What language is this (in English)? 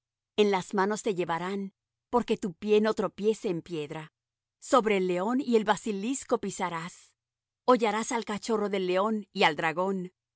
Spanish